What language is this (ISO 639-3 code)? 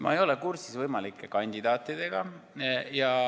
est